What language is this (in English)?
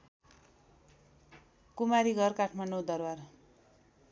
Nepali